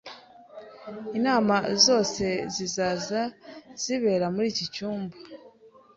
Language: Kinyarwanda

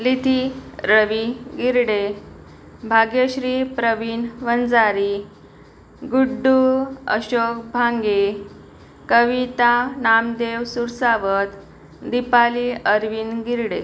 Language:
Marathi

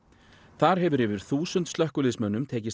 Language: Icelandic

